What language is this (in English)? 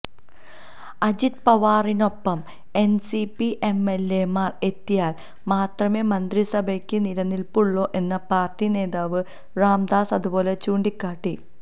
Malayalam